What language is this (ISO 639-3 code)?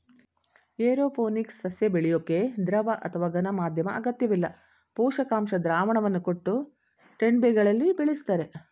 kan